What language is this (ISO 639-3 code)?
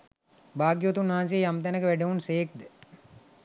sin